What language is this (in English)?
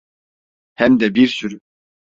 Turkish